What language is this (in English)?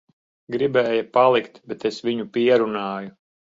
Latvian